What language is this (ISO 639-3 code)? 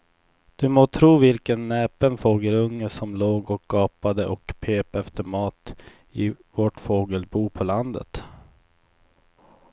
swe